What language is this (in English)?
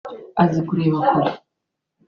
Kinyarwanda